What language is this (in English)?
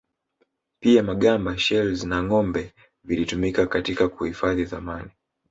Swahili